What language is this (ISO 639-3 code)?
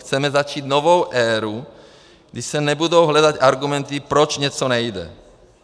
ces